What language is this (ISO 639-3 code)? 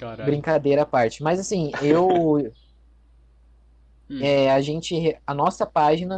por